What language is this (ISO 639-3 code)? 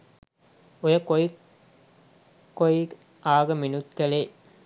sin